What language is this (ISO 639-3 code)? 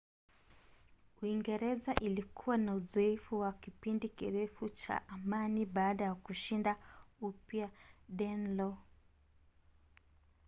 swa